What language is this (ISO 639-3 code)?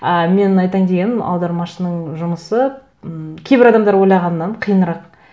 kaz